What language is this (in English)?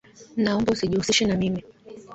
Swahili